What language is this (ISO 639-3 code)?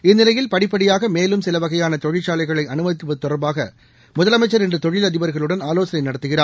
tam